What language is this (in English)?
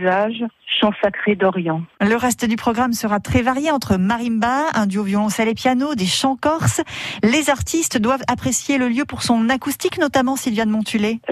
French